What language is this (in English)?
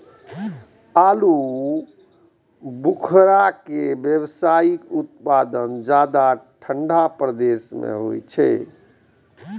Maithili